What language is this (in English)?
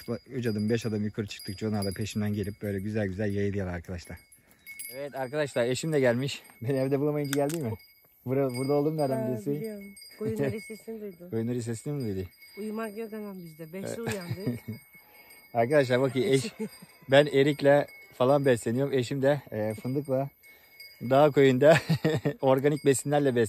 Turkish